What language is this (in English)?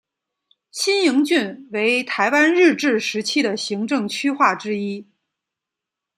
Chinese